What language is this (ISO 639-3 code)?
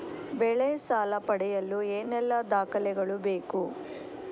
kan